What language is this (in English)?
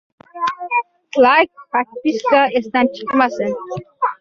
Uzbek